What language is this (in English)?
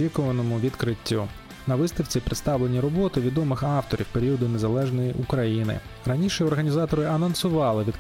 Ukrainian